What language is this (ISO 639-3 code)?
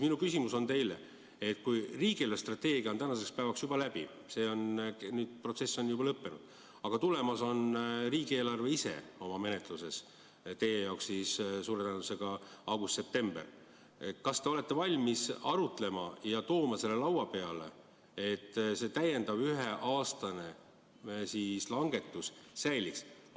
est